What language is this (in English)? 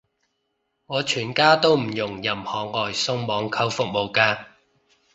Cantonese